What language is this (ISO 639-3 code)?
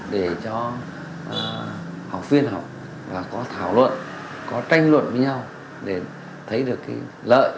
vie